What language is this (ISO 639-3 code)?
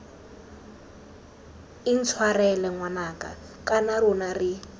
tsn